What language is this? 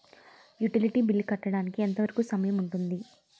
Telugu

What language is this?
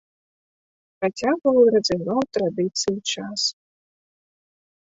Belarusian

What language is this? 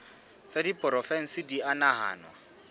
Southern Sotho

